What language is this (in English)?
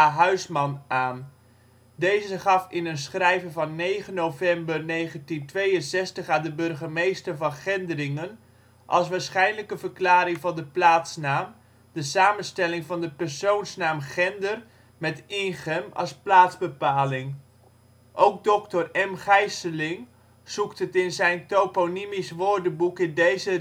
Dutch